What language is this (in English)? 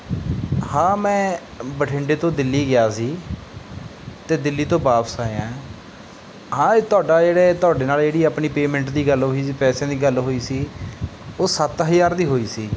Punjabi